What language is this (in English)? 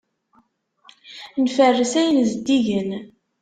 Kabyle